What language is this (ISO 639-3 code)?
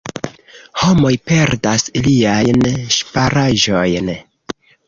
epo